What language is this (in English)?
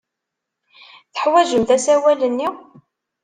Kabyle